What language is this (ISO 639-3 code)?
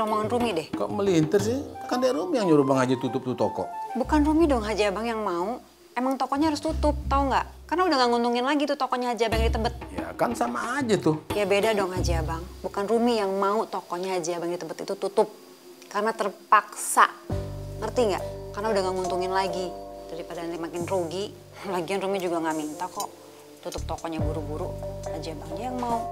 ind